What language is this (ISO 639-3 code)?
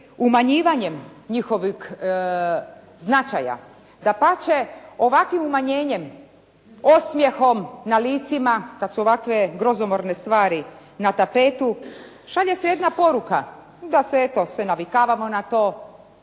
hrv